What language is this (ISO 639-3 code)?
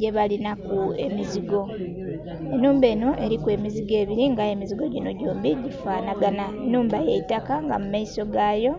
xog